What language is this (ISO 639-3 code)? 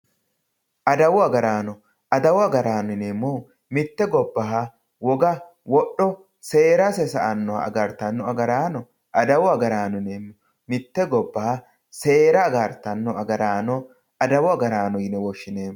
sid